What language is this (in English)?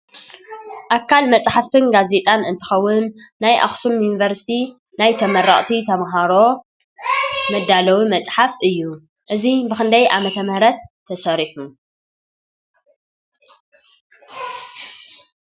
Tigrinya